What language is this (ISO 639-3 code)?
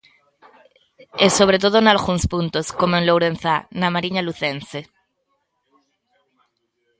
glg